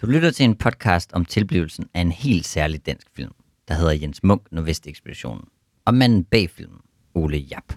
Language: Danish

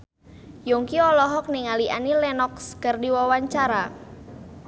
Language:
Sundanese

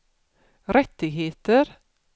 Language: Swedish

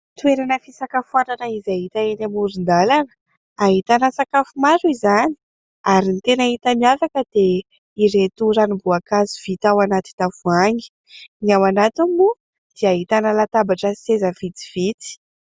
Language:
Malagasy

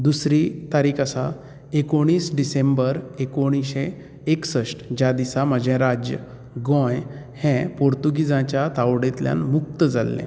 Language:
Konkani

